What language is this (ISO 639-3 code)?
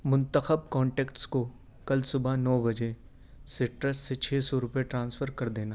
urd